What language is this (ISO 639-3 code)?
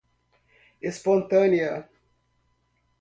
por